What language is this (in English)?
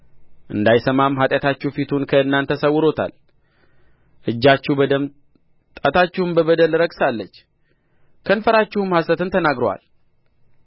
Amharic